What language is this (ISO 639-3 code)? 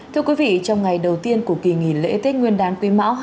vie